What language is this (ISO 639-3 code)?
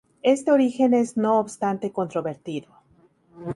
spa